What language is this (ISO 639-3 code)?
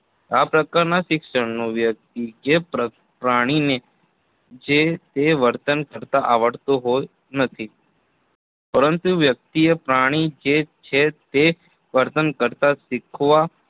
guj